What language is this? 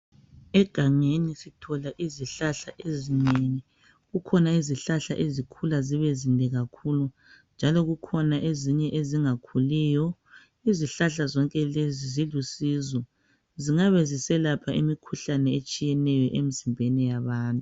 North Ndebele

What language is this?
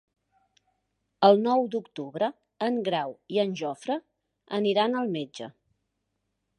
Catalan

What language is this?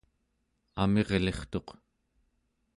Central Yupik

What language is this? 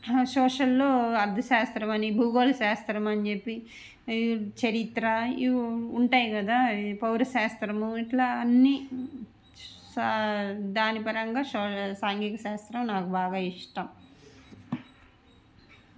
Telugu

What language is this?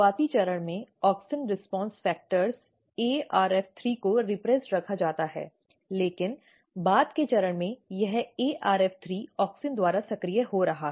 Hindi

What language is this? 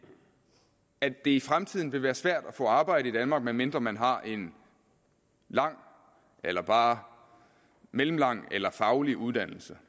Danish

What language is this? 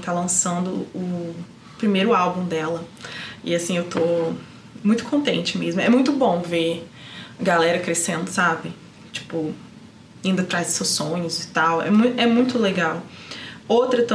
Portuguese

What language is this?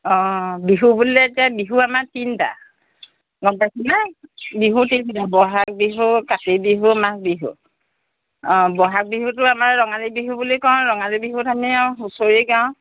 Assamese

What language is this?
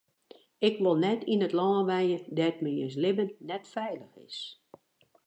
Western Frisian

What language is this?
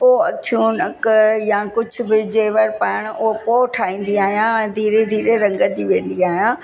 Sindhi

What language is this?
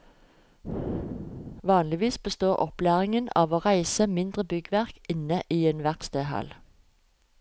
Norwegian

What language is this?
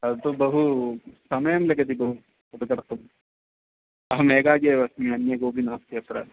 Sanskrit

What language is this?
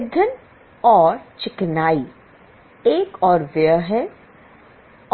Hindi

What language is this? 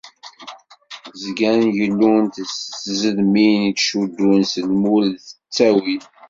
Kabyle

